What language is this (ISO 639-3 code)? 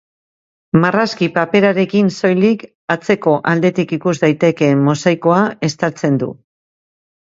eus